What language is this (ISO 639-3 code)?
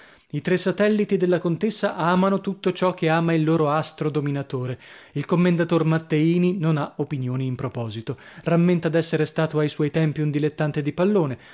ita